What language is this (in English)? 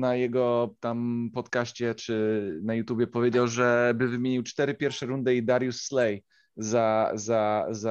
Polish